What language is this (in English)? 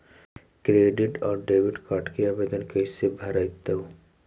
Magahi